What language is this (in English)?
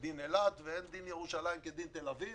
Hebrew